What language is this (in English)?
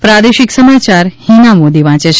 Gujarati